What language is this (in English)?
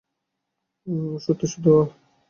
Bangla